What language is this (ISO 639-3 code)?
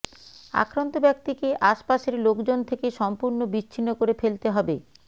ben